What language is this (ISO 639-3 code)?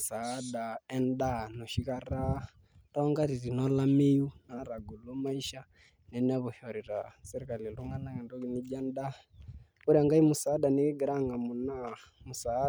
mas